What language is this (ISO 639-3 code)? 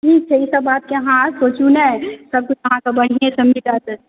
mai